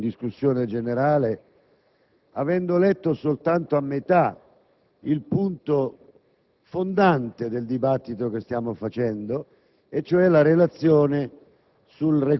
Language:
Italian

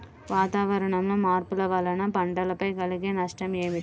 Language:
Telugu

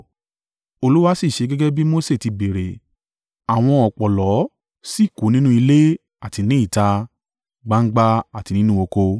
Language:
Yoruba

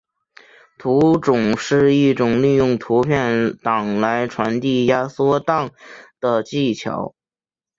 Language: Chinese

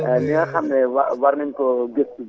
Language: Wolof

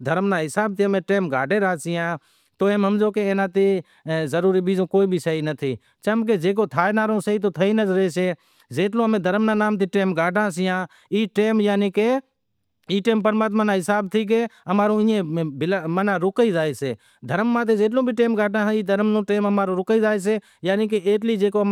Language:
Wadiyara Koli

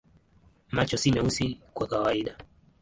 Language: Swahili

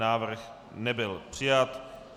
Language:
Czech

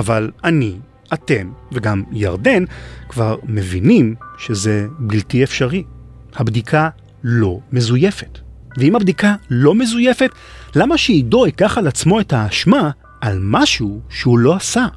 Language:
Hebrew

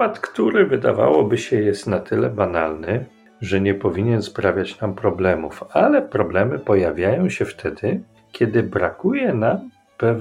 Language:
Polish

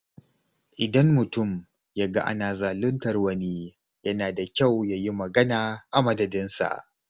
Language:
Hausa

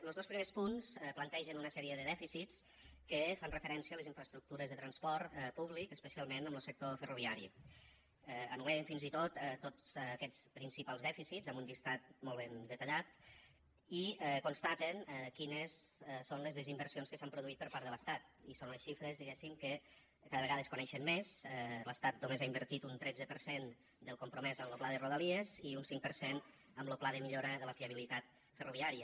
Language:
Catalan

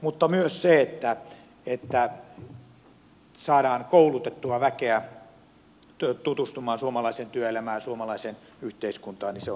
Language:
Finnish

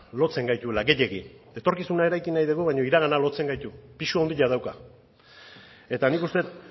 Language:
Basque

